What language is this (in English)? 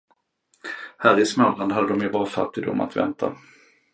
Swedish